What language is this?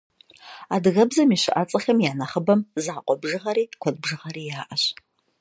Kabardian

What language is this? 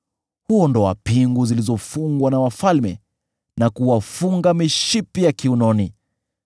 Swahili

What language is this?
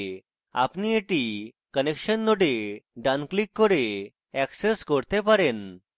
Bangla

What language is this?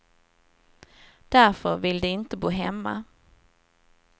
Swedish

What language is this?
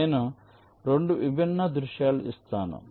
Telugu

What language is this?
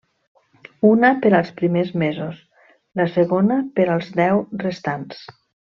Catalan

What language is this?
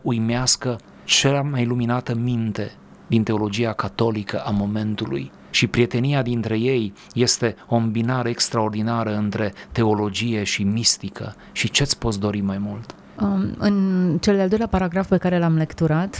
Romanian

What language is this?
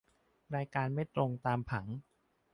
Thai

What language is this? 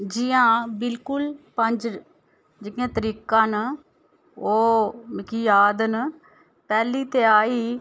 Dogri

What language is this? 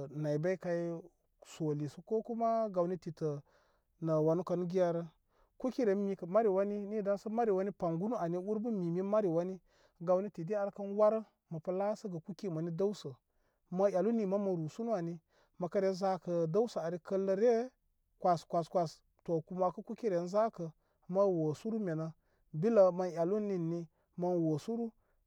Koma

